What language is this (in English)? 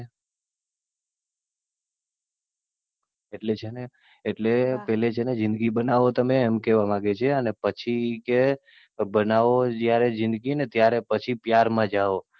Gujarati